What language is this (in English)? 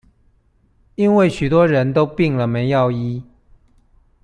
Chinese